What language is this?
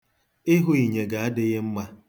Igbo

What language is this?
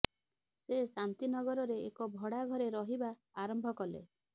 Odia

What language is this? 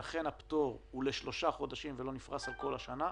Hebrew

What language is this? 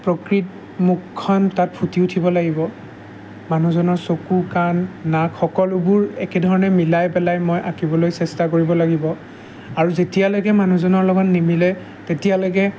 Assamese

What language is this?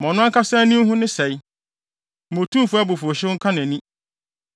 Akan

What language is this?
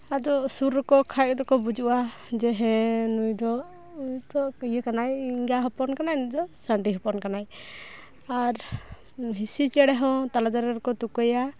Santali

